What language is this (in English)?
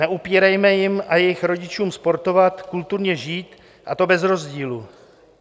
Czech